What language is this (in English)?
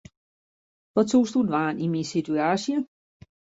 Western Frisian